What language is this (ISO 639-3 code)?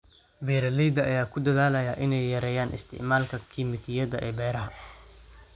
som